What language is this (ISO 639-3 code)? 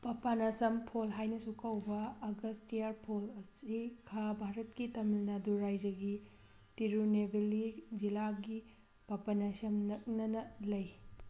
mni